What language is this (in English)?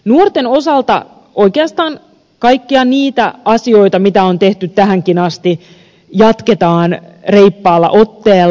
Finnish